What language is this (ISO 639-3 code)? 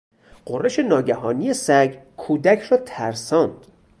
fas